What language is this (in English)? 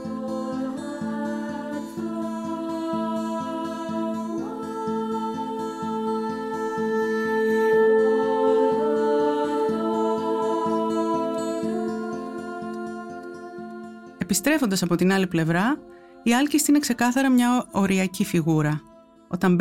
Greek